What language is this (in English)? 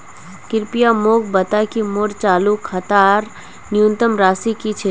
Magahi